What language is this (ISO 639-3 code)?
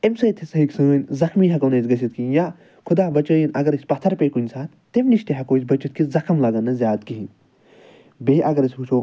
kas